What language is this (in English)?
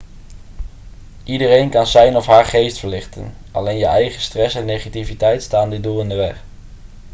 Dutch